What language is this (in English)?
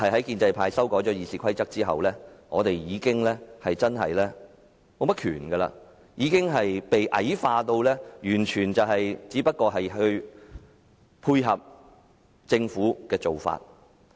Cantonese